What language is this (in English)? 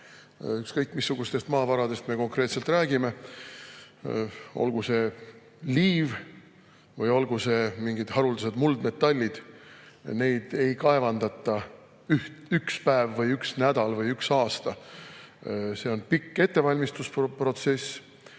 Estonian